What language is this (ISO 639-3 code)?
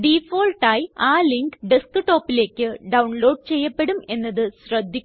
mal